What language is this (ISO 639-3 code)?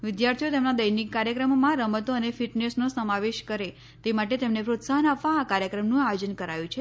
guj